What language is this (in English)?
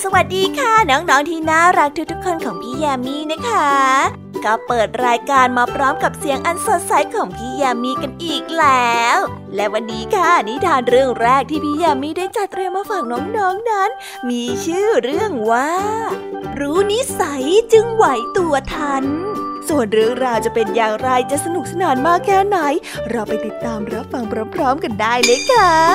Thai